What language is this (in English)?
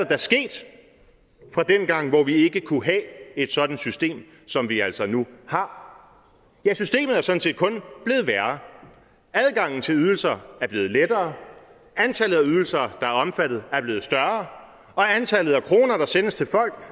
Danish